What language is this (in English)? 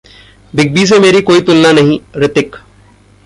Hindi